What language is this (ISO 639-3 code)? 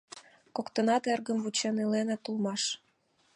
chm